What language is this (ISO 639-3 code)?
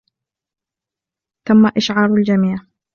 ara